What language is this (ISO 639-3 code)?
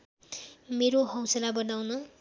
nep